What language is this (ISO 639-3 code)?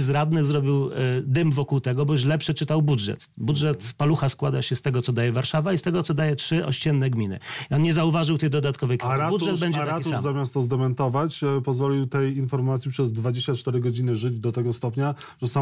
pol